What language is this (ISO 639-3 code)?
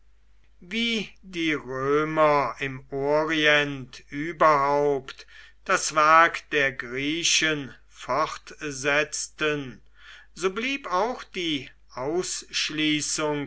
deu